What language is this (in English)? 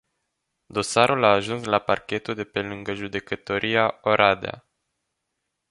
Romanian